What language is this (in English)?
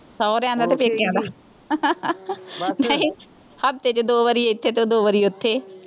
Punjabi